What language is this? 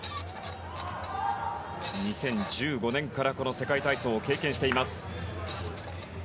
Japanese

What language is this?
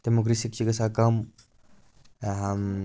Kashmiri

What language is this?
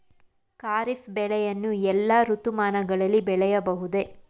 Kannada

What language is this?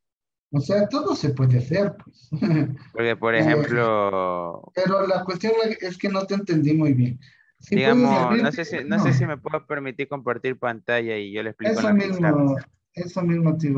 Spanish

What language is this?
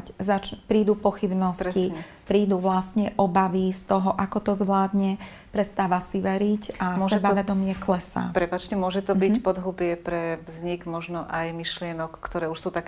Slovak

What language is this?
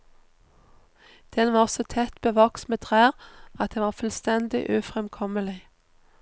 Norwegian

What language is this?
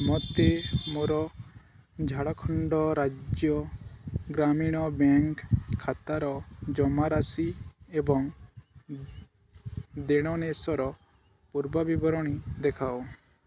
Odia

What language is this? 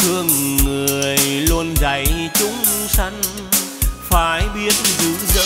Vietnamese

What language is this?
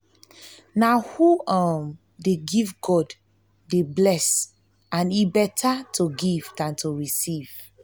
Nigerian Pidgin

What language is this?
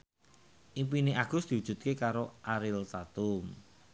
Javanese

